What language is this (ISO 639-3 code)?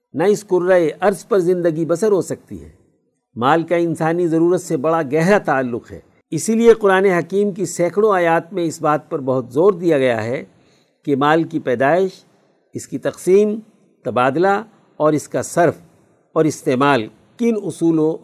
urd